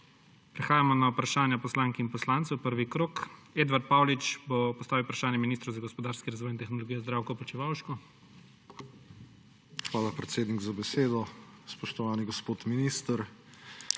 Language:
Slovenian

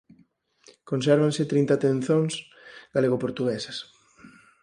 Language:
Galician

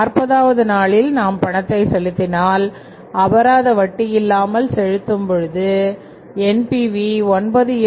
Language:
Tamil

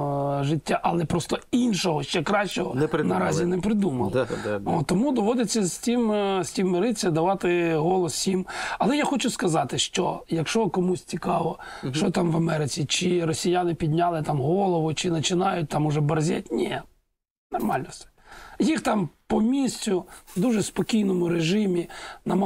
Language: Ukrainian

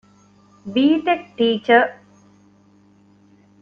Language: Divehi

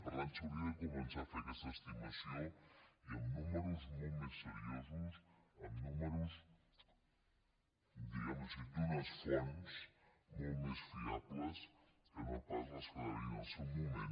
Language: Catalan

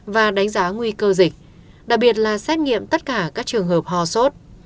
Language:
Vietnamese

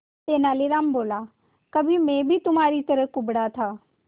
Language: Hindi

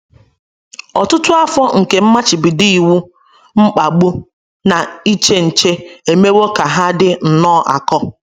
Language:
Igbo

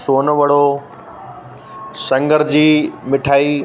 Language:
Sindhi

